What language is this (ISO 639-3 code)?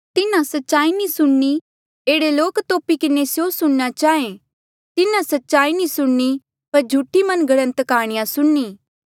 mjl